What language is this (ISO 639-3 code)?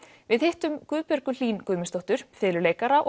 isl